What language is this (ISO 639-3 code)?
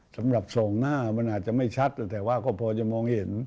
tha